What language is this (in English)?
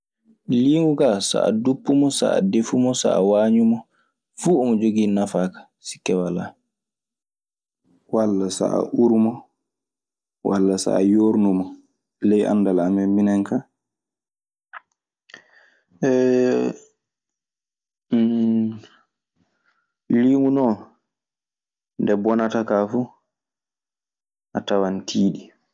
Maasina Fulfulde